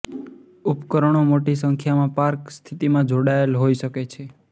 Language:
Gujarati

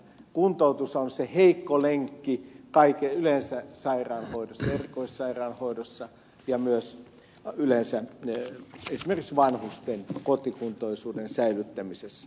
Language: Finnish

